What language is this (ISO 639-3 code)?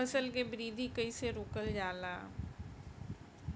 bho